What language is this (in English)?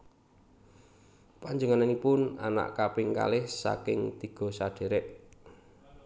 Javanese